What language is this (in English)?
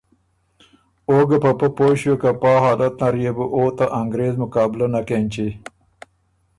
Ormuri